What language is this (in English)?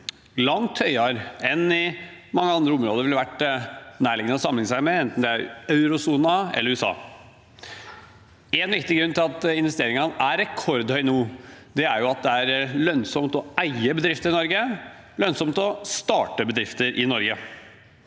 Norwegian